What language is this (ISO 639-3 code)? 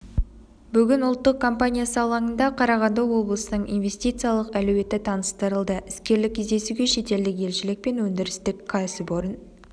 kaz